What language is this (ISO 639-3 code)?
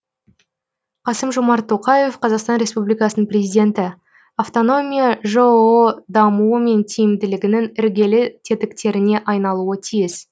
kaz